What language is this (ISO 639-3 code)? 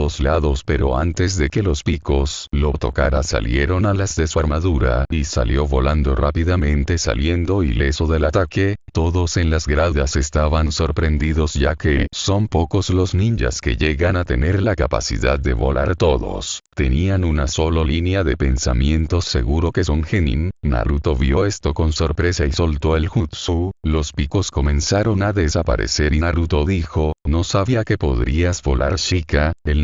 spa